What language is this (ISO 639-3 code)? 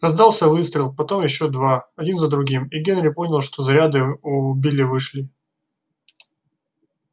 rus